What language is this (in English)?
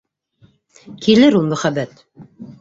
Bashkir